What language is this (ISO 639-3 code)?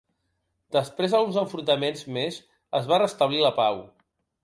cat